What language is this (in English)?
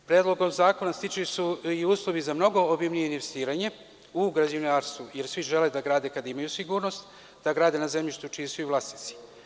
Serbian